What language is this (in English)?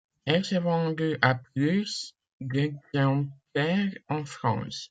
French